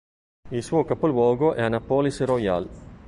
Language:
Italian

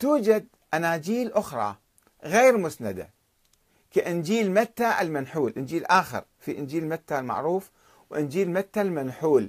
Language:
Arabic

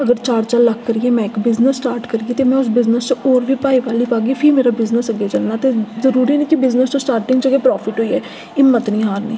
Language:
Dogri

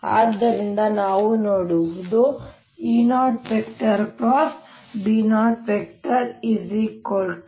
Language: Kannada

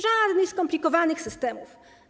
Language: Polish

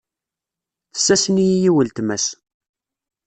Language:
Kabyle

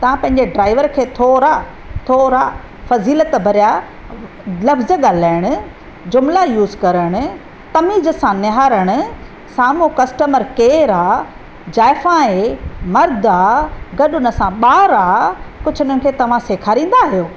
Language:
Sindhi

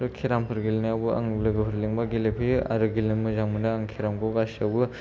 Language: Bodo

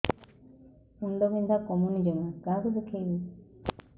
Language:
Odia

